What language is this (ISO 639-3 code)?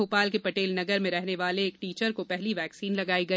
hin